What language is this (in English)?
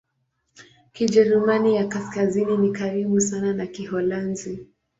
Swahili